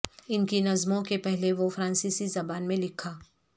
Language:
Urdu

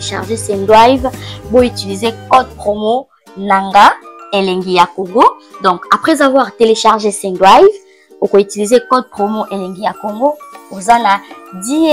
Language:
French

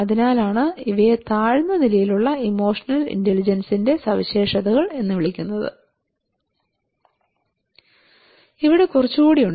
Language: Malayalam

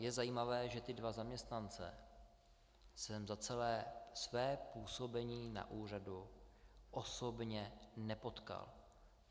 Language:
Czech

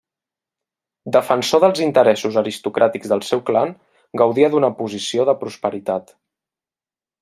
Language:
Catalan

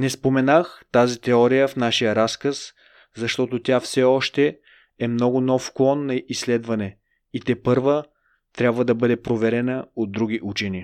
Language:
Bulgarian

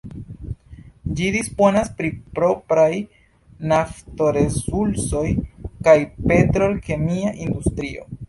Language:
Esperanto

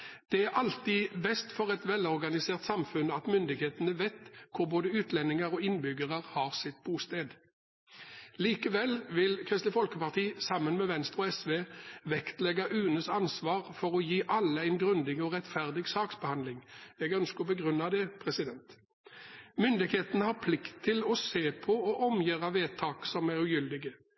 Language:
Norwegian Bokmål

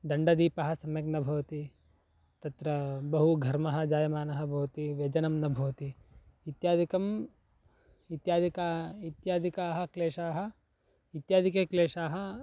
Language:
Sanskrit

